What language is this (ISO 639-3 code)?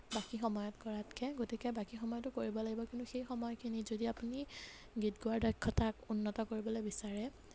asm